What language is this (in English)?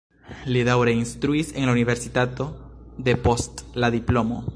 Esperanto